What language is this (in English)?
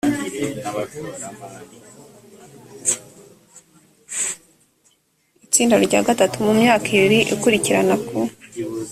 Kinyarwanda